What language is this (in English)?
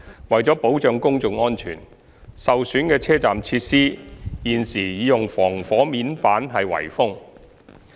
Cantonese